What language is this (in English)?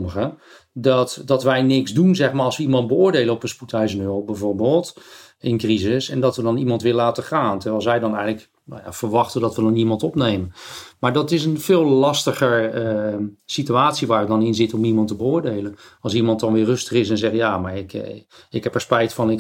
Dutch